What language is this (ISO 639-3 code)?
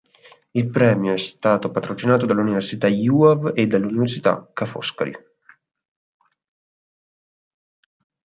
ita